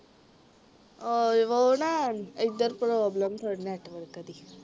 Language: Punjabi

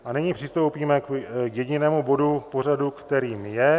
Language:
Czech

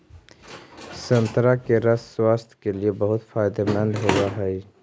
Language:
Magahi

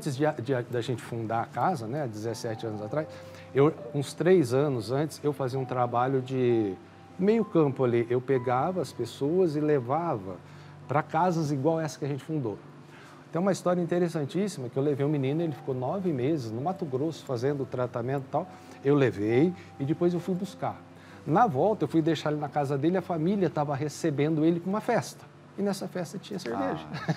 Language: Portuguese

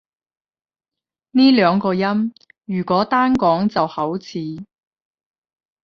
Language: Cantonese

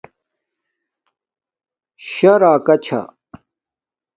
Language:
Domaaki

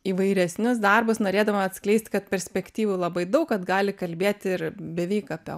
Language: Lithuanian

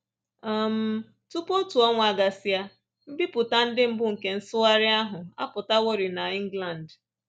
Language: Igbo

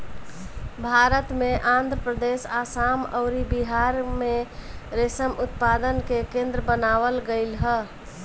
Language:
Bhojpuri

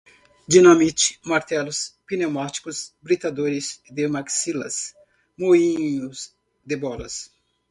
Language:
Portuguese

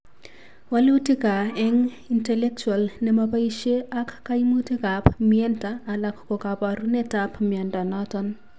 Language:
Kalenjin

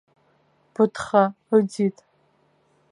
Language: Abkhazian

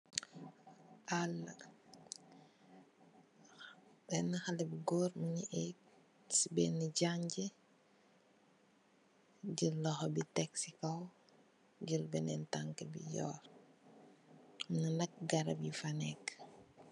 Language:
Wolof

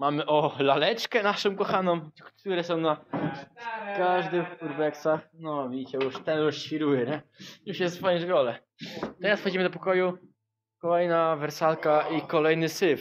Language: Polish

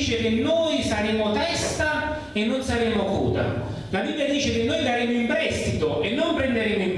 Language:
Italian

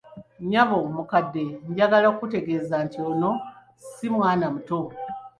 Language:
Ganda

